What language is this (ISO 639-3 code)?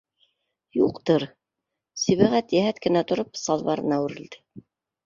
bak